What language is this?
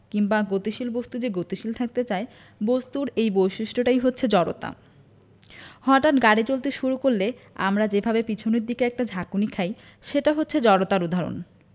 Bangla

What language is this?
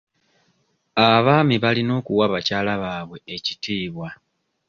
Ganda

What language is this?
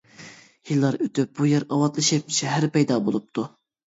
Uyghur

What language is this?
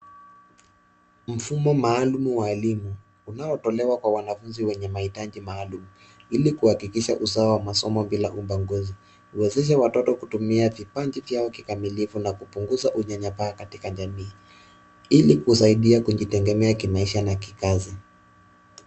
Swahili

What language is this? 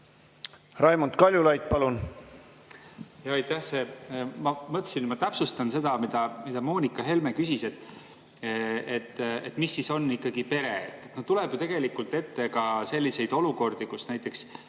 Estonian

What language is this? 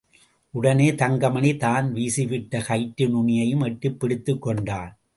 Tamil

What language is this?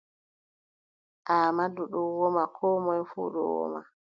Adamawa Fulfulde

